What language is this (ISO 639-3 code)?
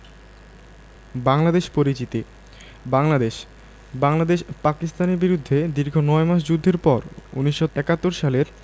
ben